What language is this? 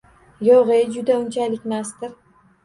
Uzbek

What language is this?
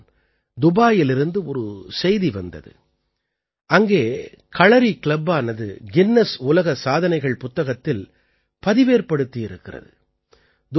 Tamil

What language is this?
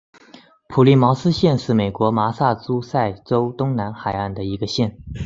Chinese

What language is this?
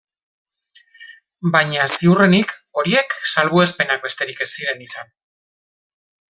Basque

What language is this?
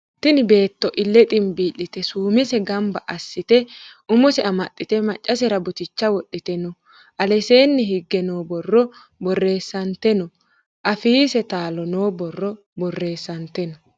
Sidamo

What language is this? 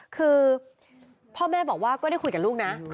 Thai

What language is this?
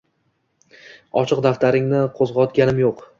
Uzbek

